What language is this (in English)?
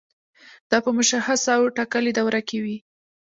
Pashto